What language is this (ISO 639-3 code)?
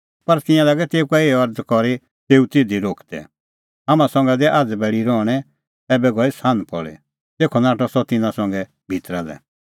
kfx